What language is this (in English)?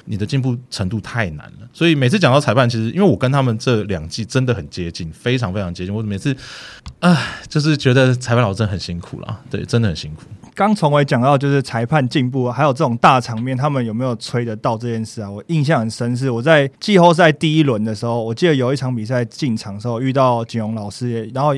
Chinese